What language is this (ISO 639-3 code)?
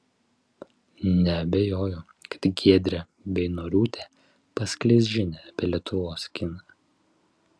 lit